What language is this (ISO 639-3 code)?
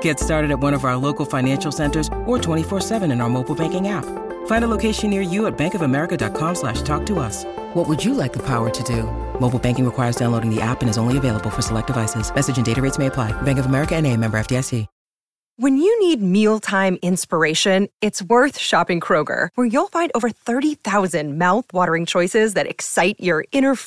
tha